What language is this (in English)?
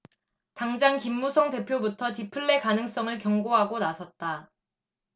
Korean